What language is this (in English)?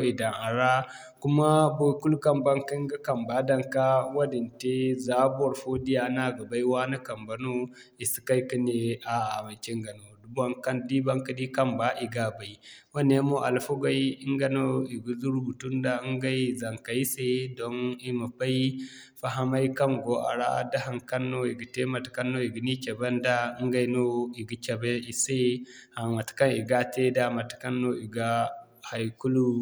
Zarma